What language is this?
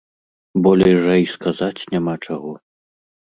Belarusian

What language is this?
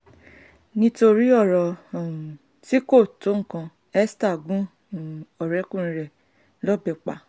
Yoruba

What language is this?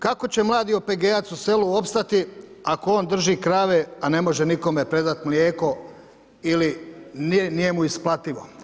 Croatian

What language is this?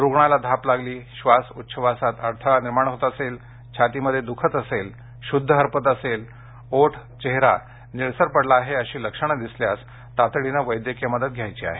Marathi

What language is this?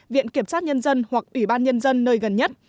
Vietnamese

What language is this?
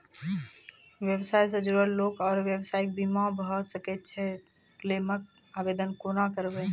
Maithili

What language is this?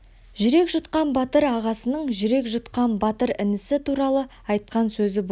Kazakh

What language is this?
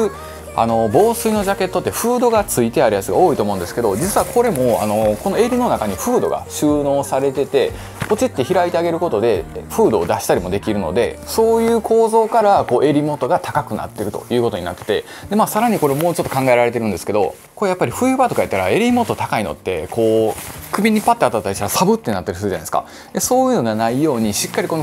Japanese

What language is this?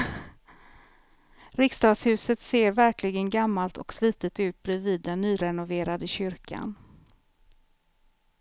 Swedish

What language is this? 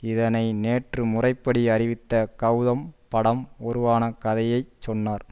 Tamil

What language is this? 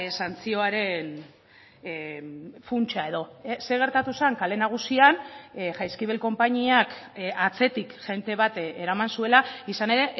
Basque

